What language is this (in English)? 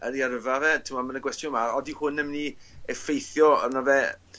Welsh